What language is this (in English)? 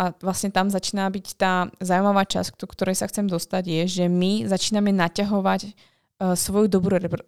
Slovak